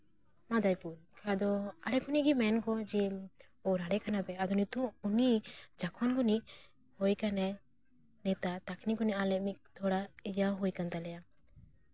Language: Santali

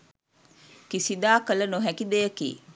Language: Sinhala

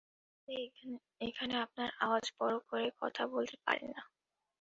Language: Bangla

